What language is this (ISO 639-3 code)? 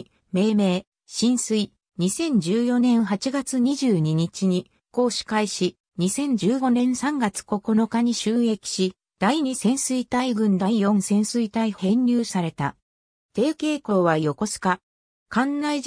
jpn